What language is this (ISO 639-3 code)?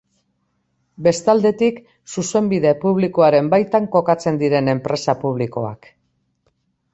eus